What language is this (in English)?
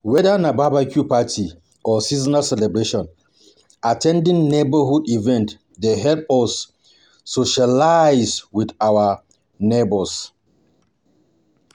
Nigerian Pidgin